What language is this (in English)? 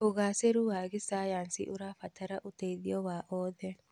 Kikuyu